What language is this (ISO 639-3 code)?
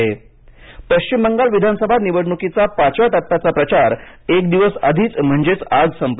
mar